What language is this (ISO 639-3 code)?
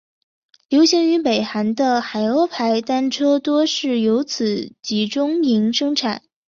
zho